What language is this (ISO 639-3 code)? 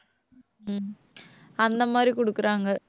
tam